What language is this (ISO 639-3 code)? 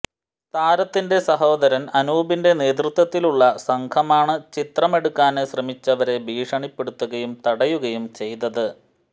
mal